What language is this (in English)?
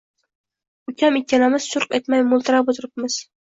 Uzbek